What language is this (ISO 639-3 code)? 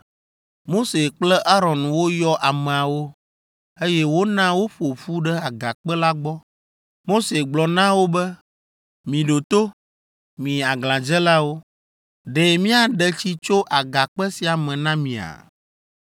ewe